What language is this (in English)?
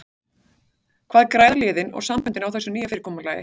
Icelandic